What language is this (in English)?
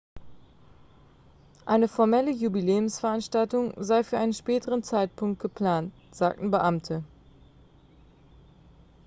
German